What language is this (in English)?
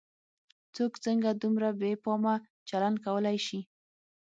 Pashto